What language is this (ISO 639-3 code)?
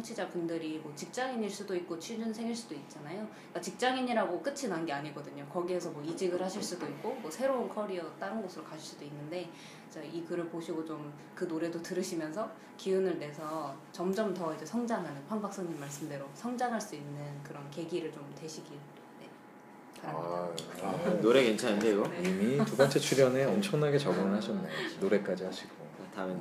kor